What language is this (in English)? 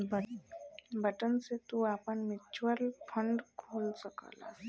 Bhojpuri